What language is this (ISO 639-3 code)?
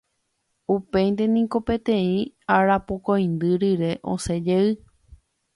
grn